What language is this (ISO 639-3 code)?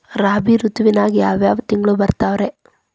kan